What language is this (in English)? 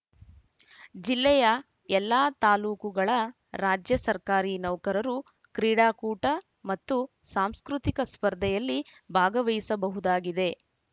Kannada